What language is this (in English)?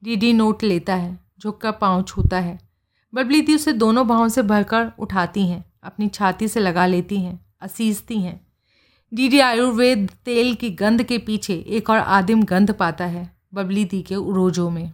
Hindi